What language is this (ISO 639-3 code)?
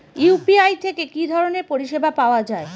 ben